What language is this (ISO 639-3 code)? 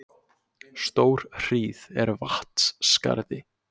isl